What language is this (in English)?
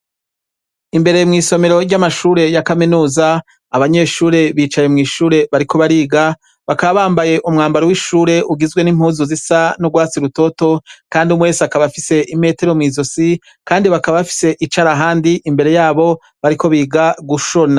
Rundi